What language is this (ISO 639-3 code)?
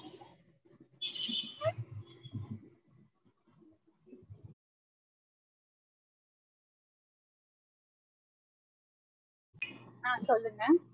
tam